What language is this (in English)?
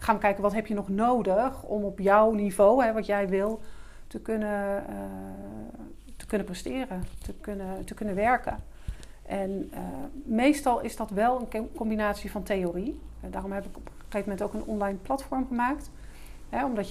Dutch